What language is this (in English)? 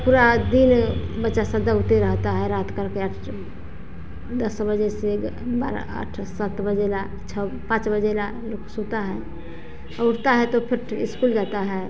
Hindi